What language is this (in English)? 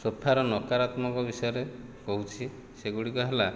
Odia